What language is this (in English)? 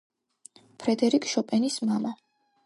Georgian